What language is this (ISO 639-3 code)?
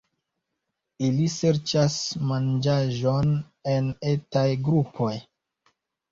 epo